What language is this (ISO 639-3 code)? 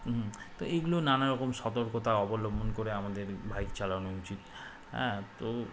ben